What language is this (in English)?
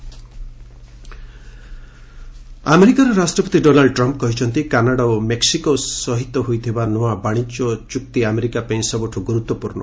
Odia